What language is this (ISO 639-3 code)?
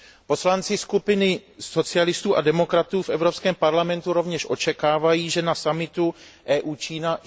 ces